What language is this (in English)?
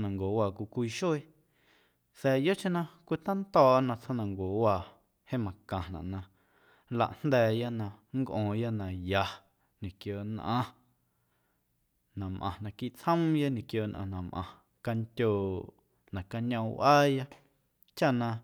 Guerrero Amuzgo